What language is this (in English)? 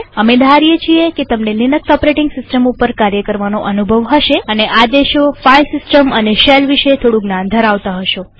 Gujarati